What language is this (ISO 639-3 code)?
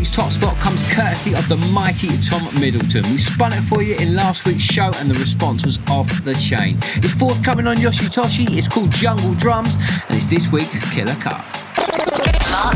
eng